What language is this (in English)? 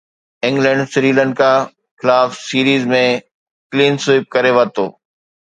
Sindhi